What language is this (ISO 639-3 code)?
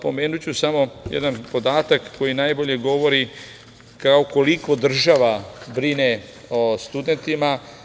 srp